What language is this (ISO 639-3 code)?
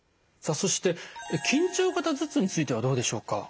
jpn